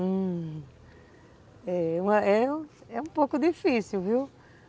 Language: Portuguese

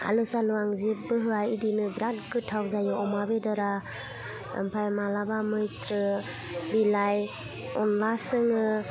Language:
Bodo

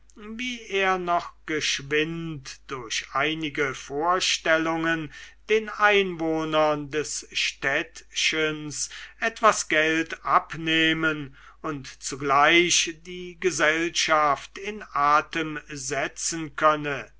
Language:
German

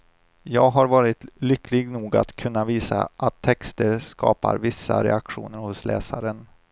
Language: Swedish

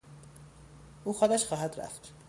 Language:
Persian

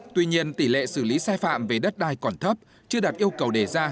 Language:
Vietnamese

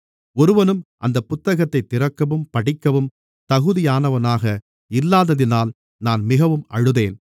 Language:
Tamil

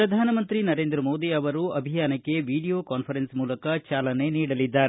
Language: Kannada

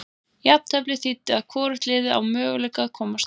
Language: Icelandic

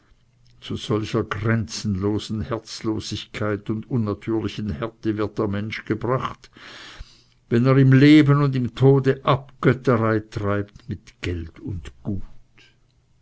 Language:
German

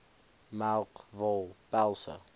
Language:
Afrikaans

